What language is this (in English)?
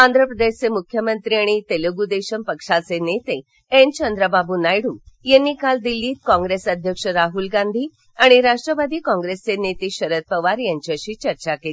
Marathi